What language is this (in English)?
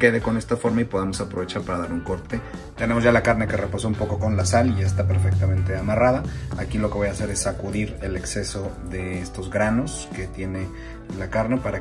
Spanish